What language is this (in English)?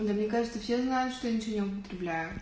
Russian